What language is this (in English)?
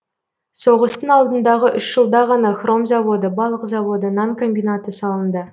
Kazakh